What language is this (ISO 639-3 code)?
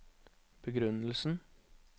nor